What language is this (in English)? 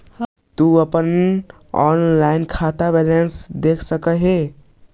Magahi